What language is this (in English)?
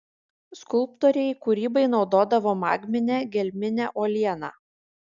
Lithuanian